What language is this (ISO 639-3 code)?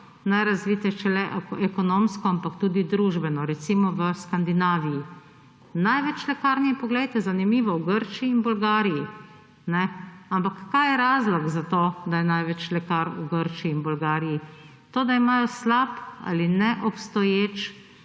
slv